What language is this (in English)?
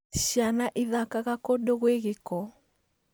Kikuyu